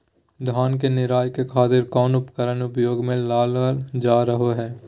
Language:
Magahi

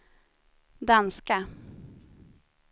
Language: Swedish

